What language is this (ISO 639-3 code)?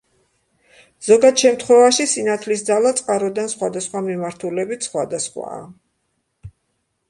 kat